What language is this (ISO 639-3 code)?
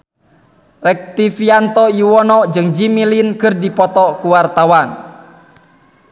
sun